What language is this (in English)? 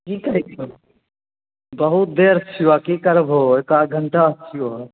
Maithili